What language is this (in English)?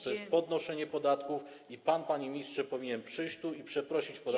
Polish